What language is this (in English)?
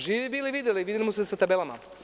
Serbian